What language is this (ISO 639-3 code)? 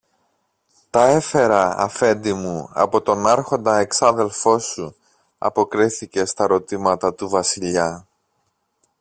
ell